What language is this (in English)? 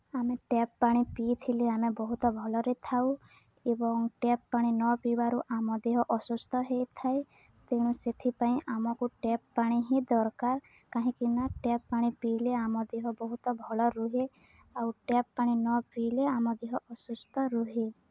Odia